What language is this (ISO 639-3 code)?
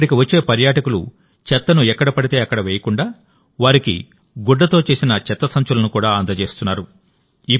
tel